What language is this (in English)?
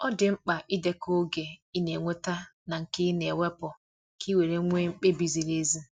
Igbo